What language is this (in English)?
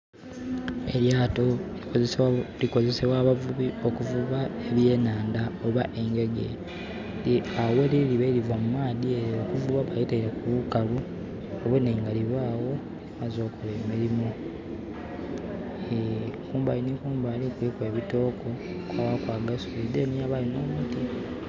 Soga